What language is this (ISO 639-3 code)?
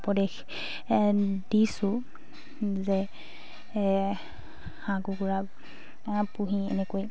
asm